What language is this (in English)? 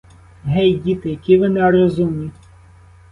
Ukrainian